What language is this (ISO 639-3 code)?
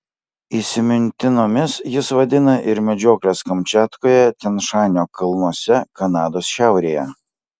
lit